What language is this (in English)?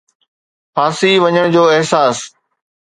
Sindhi